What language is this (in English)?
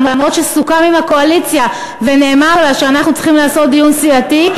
Hebrew